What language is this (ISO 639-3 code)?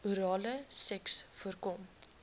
afr